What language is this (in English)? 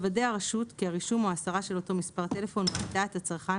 Hebrew